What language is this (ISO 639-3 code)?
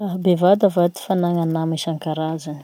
msh